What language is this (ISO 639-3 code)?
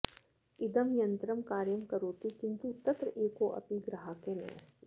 san